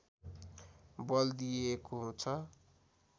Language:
Nepali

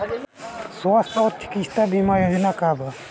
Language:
Bhojpuri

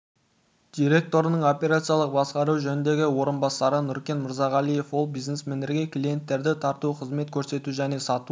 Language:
Kazakh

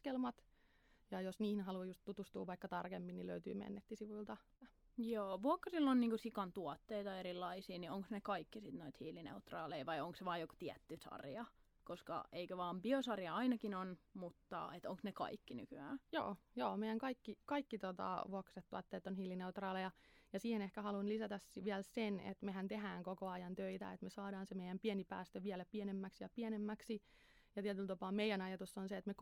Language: Finnish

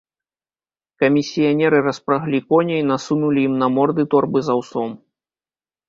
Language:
Belarusian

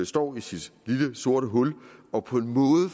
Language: Danish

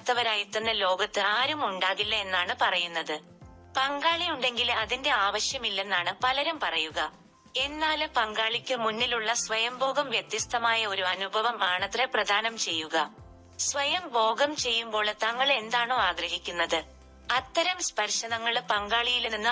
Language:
Malayalam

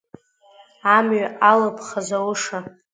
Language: Abkhazian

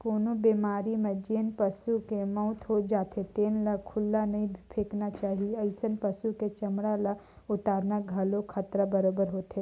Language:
Chhattisgarhi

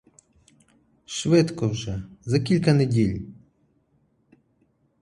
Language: Ukrainian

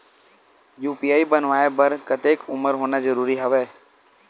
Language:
Chhattisgarhi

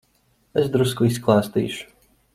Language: Latvian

